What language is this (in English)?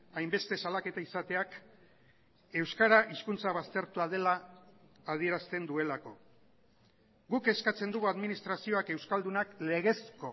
Basque